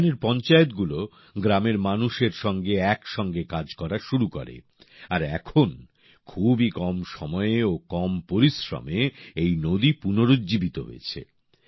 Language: Bangla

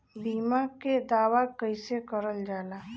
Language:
Bhojpuri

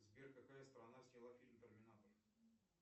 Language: Russian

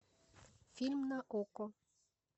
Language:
Russian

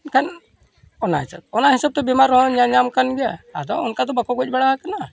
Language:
Santali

